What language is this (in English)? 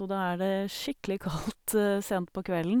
Norwegian